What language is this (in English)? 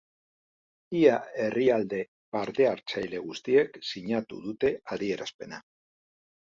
Basque